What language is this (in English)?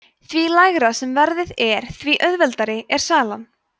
Icelandic